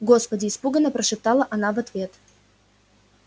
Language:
Russian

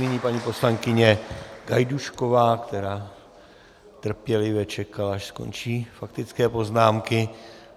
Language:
Czech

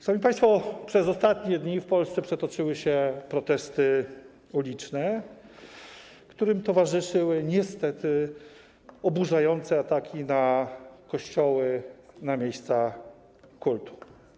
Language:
Polish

